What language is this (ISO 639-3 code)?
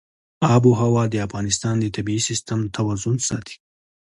pus